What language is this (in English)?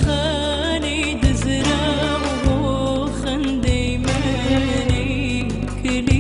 Arabic